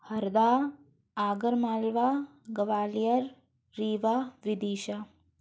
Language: Hindi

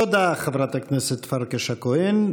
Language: Hebrew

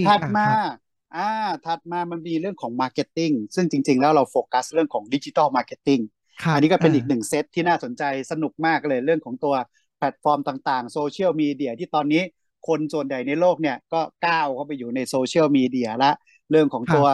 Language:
Thai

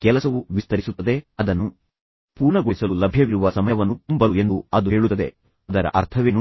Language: Kannada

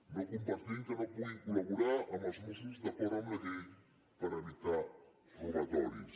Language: Catalan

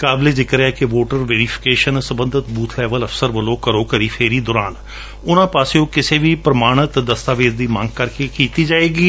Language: Punjabi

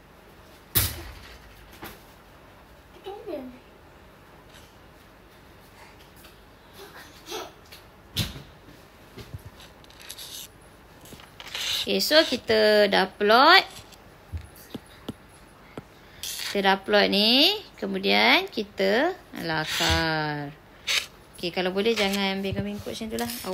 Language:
Malay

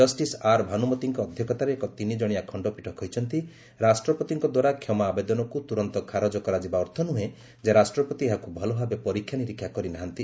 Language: Odia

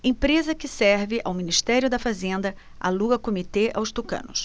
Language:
Portuguese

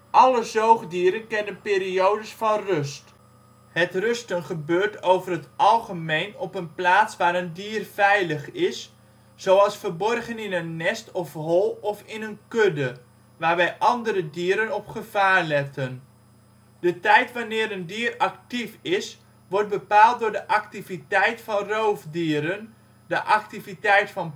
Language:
Dutch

